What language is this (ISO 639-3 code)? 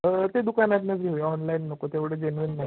mar